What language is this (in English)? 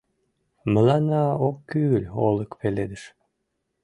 Mari